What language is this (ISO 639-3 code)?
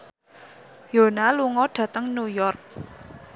jav